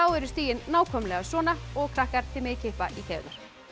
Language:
Icelandic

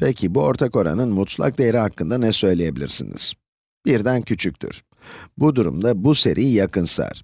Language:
Turkish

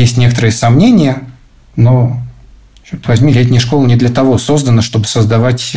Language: Russian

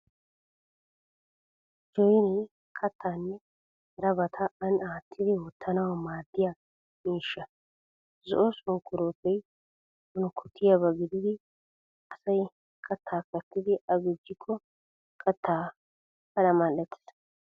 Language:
Wolaytta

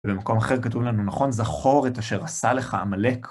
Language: Hebrew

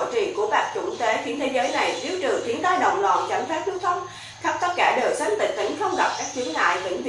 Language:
Vietnamese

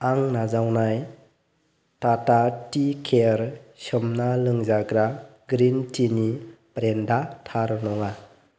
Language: Bodo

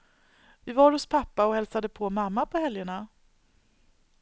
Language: Swedish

